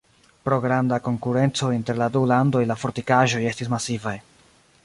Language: Esperanto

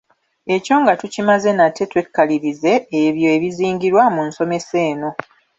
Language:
Ganda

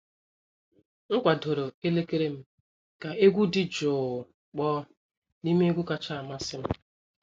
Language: Igbo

